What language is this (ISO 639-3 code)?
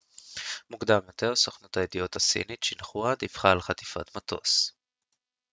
heb